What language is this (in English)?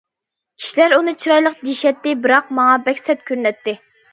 Uyghur